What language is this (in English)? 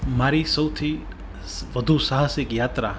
Gujarati